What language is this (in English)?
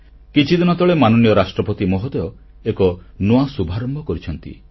Odia